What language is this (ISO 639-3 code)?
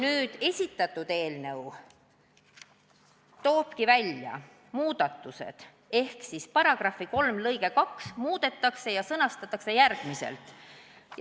est